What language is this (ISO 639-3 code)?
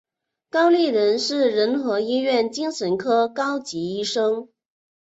zho